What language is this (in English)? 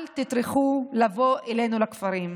Hebrew